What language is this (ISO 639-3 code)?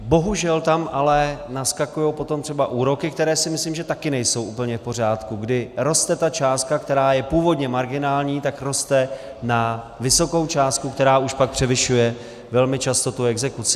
ces